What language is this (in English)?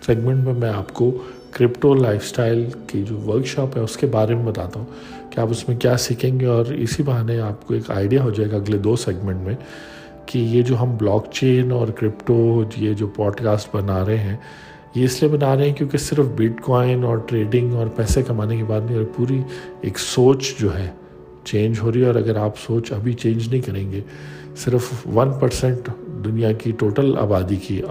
Urdu